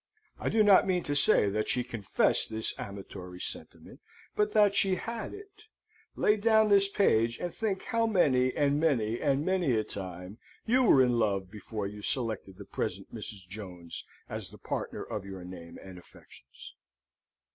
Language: English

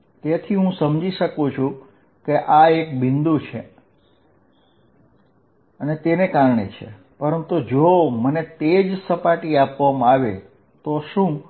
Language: Gujarati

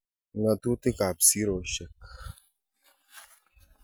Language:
Kalenjin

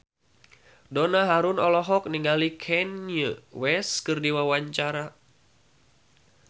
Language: Sundanese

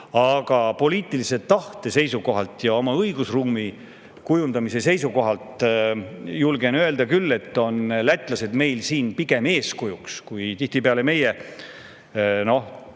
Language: Estonian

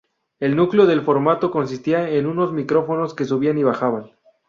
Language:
Spanish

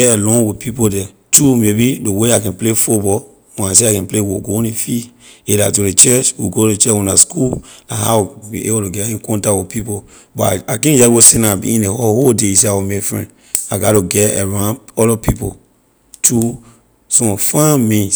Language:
Liberian English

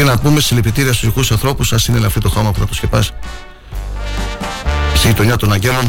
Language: Greek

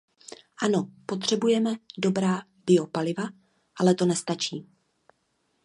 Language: Czech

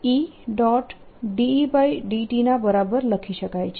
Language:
Gujarati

